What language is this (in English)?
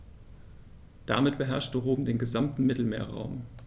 German